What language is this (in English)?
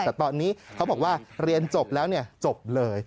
Thai